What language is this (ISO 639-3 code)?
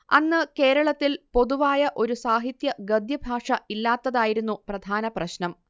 mal